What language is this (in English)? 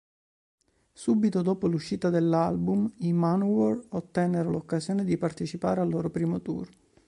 Italian